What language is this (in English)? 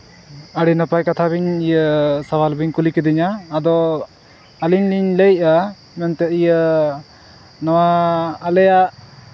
Santali